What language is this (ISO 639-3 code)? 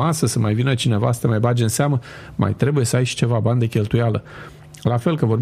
ron